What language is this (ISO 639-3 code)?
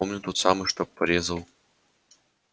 rus